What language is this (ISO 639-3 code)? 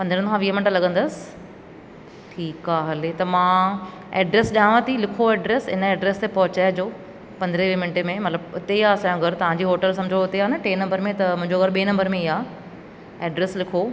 snd